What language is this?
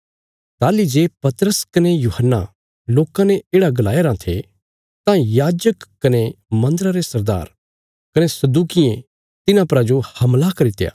Bilaspuri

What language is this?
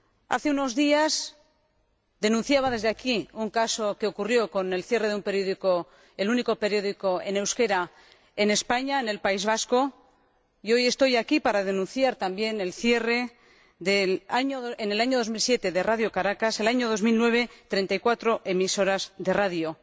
Spanish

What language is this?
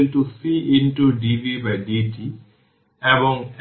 Bangla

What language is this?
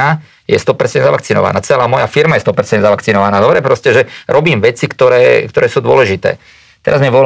Slovak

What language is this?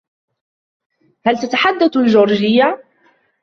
Arabic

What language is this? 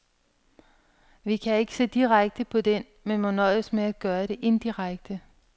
Danish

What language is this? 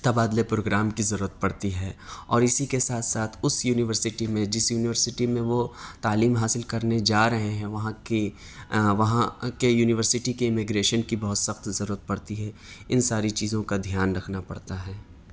Urdu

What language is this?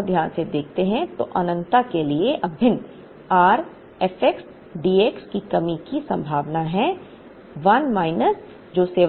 Hindi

